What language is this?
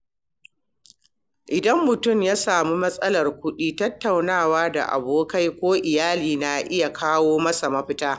Hausa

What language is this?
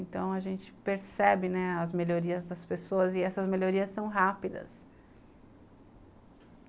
Portuguese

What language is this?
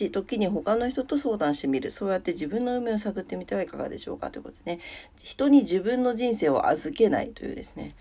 Japanese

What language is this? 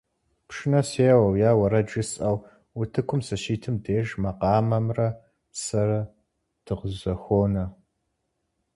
Kabardian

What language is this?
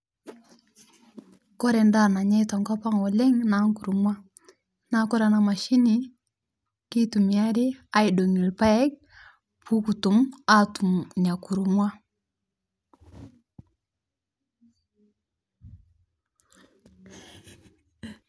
Masai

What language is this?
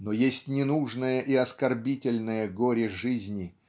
Russian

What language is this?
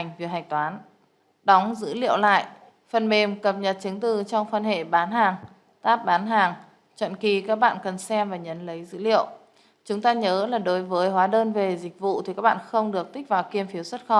Vietnamese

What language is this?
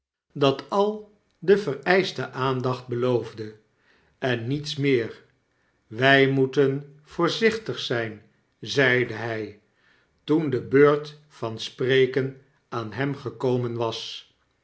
Dutch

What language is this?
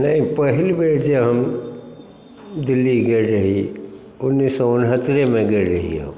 Maithili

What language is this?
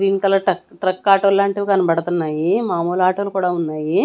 Telugu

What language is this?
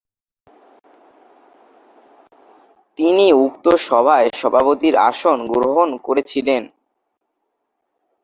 Bangla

